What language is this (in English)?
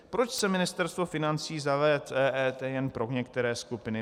Czech